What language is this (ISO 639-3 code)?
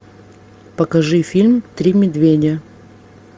rus